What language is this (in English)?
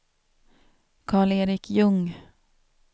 Swedish